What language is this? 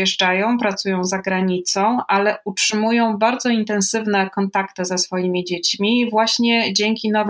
Polish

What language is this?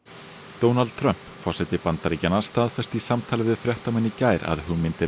Icelandic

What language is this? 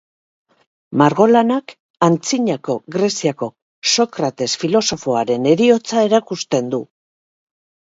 Basque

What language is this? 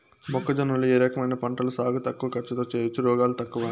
Telugu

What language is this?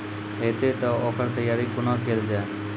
Maithili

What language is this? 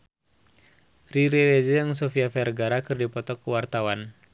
Sundanese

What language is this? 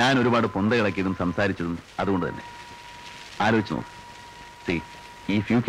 Malayalam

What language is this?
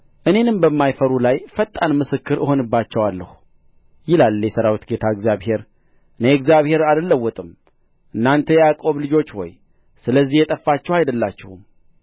Amharic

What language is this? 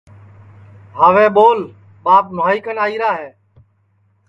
Sansi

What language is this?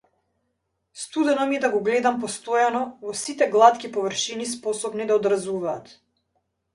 Macedonian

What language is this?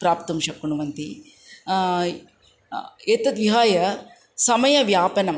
Sanskrit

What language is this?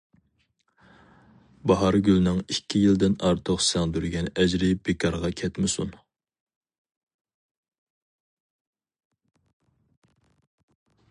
Uyghur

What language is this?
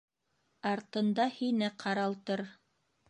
Bashkir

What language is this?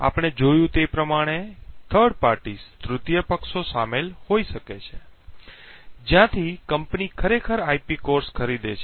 Gujarati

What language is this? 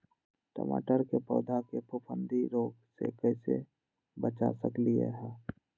Magahi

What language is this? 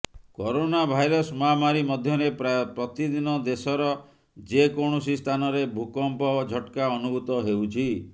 Odia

